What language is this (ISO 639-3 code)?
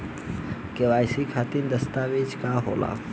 bho